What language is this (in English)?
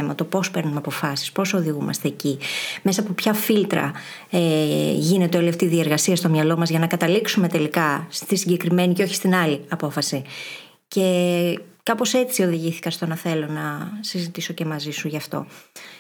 Greek